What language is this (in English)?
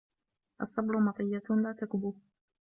Arabic